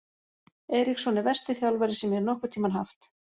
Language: Icelandic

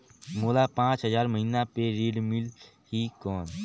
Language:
Chhattisgarhi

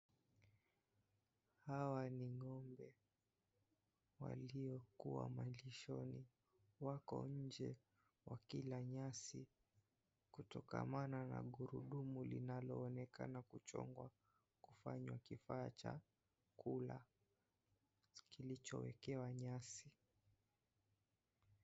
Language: Swahili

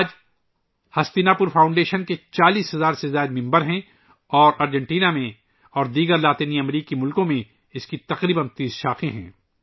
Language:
Urdu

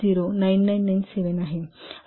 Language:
Marathi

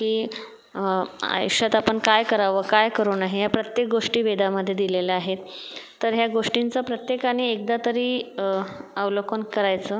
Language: Marathi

